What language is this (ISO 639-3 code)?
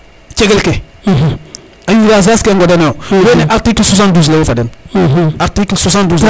srr